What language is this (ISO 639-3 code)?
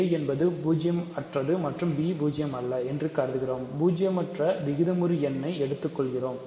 tam